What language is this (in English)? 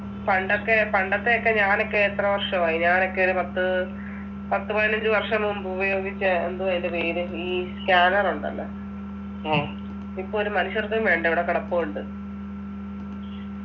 Malayalam